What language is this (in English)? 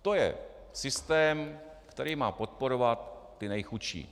Czech